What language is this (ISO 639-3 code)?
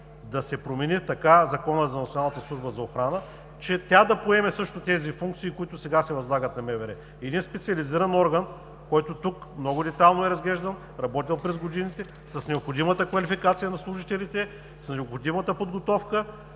bul